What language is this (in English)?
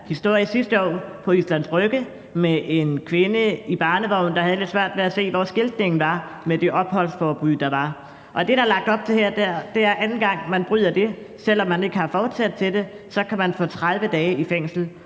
Danish